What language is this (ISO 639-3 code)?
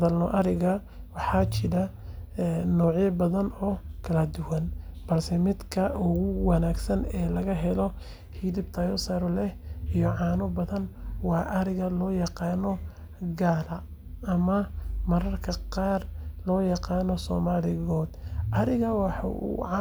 som